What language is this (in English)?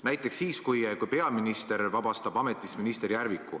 Estonian